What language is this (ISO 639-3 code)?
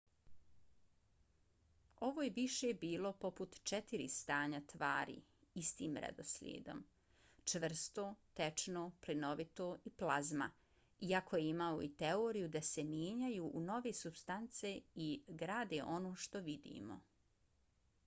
bos